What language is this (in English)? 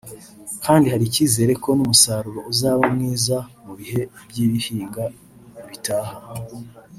Kinyarwanda